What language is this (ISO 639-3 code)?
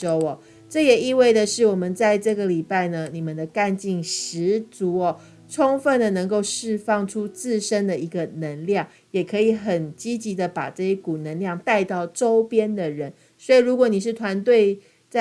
zho